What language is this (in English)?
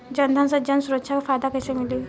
Bhojpuri